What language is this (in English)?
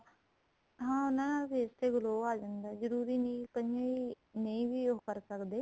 Punjabi